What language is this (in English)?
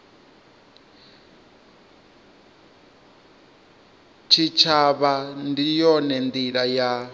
Venda